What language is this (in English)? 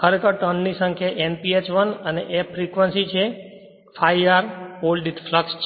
Gujarati